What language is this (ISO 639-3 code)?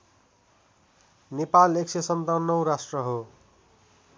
nep